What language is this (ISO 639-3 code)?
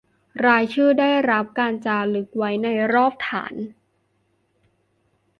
tha